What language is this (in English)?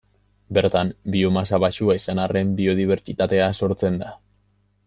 Basque